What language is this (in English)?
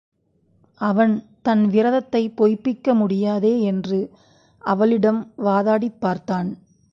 Tamil